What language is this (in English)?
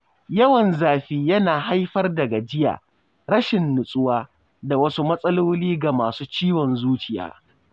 Hausa